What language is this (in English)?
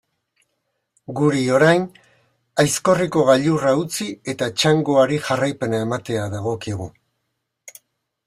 Basque